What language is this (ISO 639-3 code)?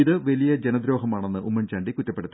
mal